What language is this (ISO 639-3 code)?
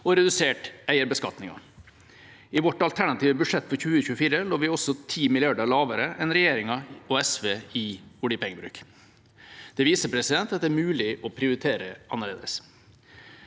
nor